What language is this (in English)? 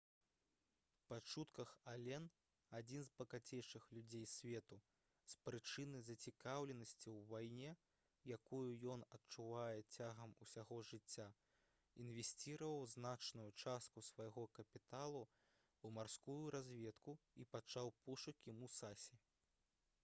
Belarusian